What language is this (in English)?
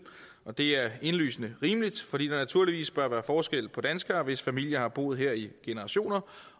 Danish